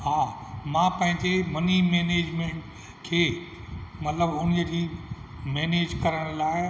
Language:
Sindhi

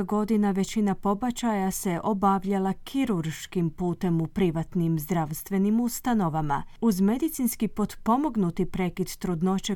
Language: Croatian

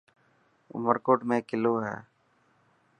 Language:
Dhatki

